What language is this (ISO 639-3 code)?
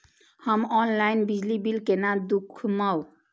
mai